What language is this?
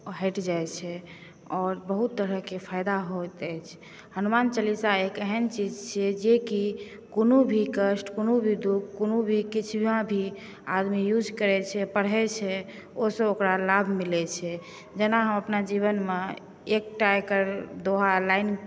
Maithili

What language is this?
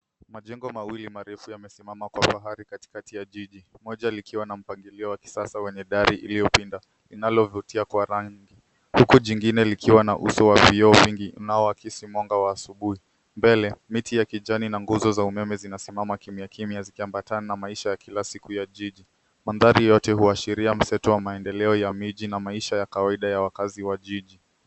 Swahili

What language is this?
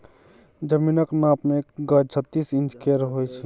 Maithili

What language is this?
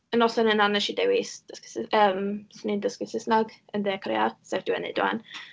Welsh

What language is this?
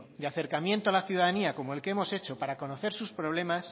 Spanish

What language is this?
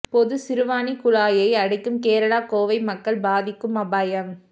Tamil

